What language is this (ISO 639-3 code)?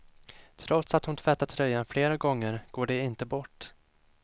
swe